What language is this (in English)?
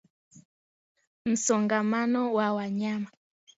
Swahili